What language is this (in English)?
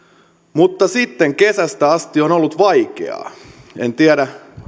Finnish